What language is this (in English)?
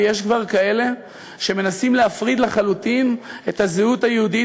Hebrew